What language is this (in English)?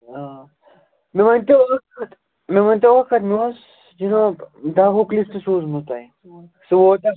Kashmiri